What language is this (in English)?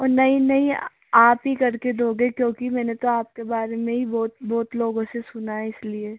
Hindi